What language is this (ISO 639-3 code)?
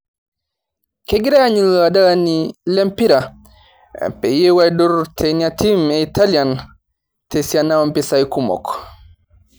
mas